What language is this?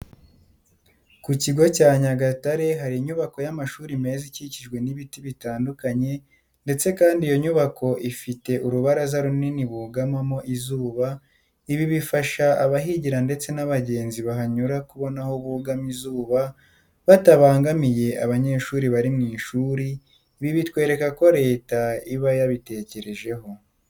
Kinyarwanda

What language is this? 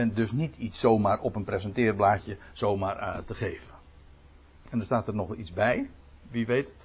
Dutch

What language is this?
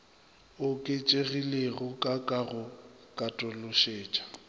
Northern Sotho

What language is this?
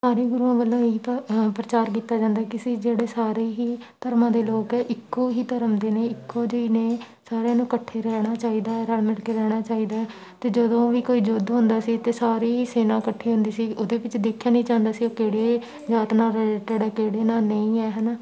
Punjabi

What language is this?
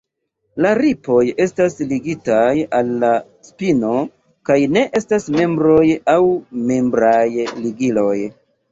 Esperanto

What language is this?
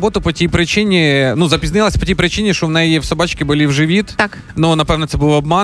Ukrainian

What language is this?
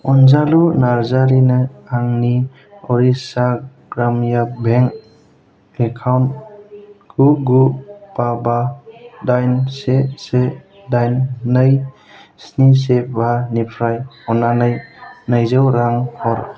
Bodo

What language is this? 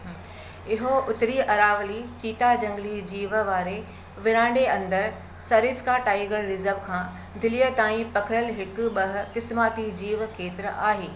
Sindhi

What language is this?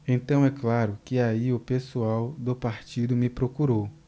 Portuguese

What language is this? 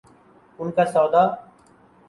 Urdu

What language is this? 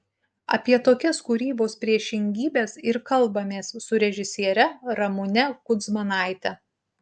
Lithuanian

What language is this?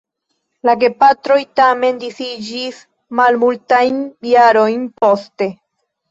Esperanto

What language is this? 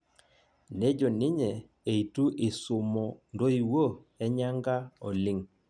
Masai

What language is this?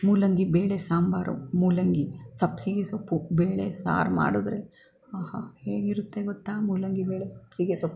Kannada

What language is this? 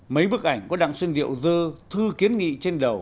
Vietnamese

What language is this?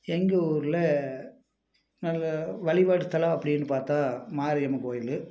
Tamil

